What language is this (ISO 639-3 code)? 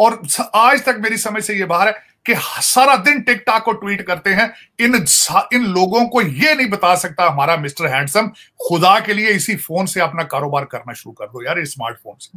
hin